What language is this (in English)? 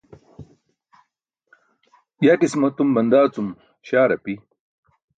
Burushaski